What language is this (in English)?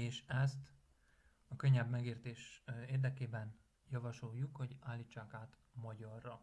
Hungarian